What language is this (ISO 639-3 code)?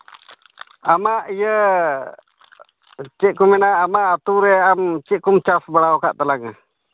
sat